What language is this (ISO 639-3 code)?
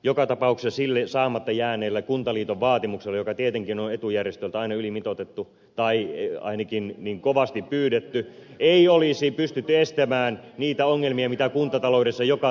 fin